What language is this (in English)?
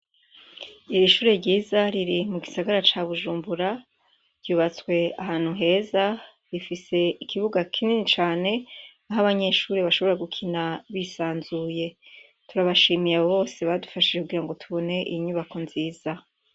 Rundi